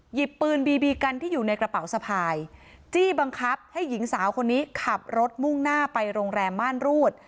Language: Thai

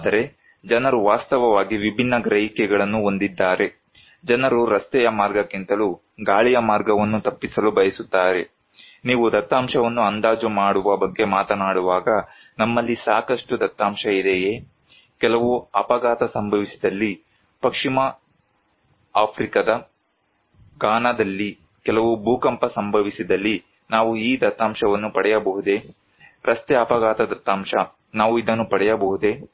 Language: Kannada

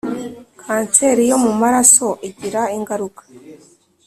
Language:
Kinyarwanda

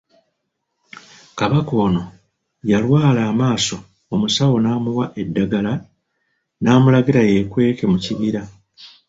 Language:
Ganda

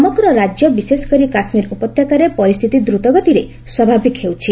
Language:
Odia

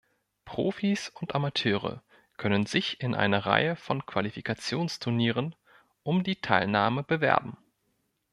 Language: German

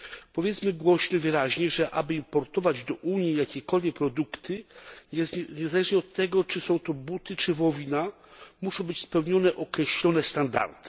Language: Polish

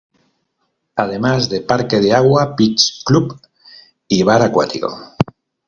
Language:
Spanish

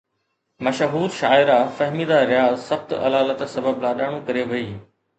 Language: Sindhi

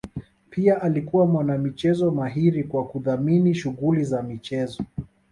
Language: Swahili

